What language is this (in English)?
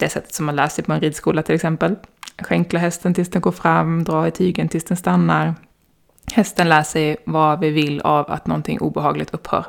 Swedish